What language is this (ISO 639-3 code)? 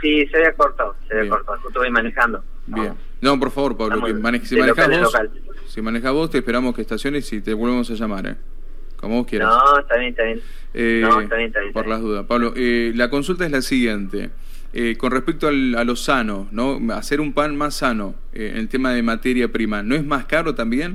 spa